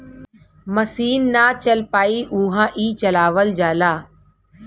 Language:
Bhojpuri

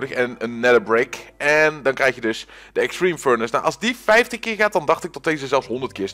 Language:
Dutch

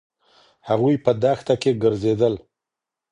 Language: Pashto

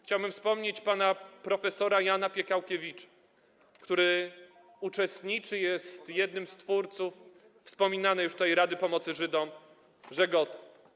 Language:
Polish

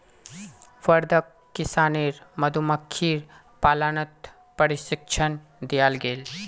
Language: Magahi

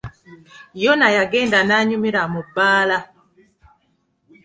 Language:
Ganda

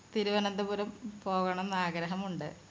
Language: Malayalam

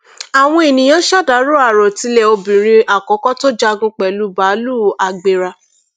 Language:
Yoruba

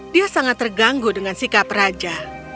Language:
Indonesian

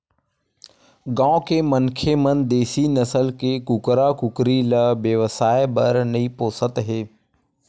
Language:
Chhattisgarhi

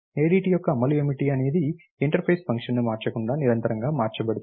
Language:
Telugu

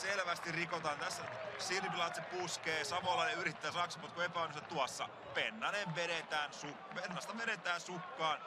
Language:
Finnish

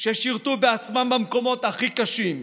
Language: Hebrew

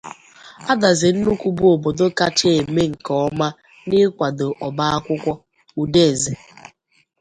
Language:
Igbo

